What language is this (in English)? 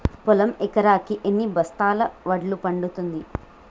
Telugu